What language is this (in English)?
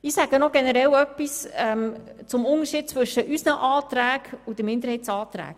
Swiss German